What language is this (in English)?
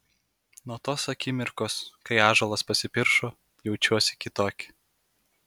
Lithuanian